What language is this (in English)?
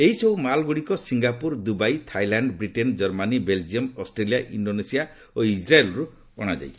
Odia